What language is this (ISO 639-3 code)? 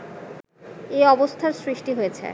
ben